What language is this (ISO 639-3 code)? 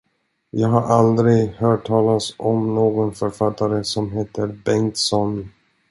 swe